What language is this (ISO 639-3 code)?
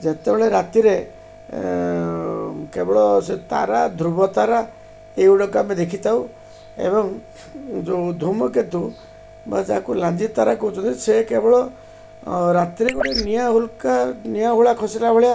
ori